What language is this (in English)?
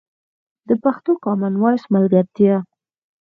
Pashto